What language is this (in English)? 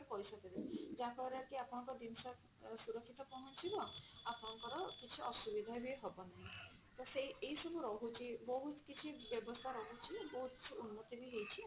Odia